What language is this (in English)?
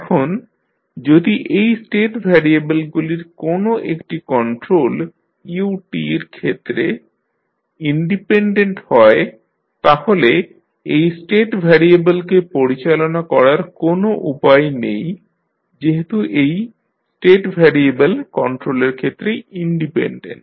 Bangla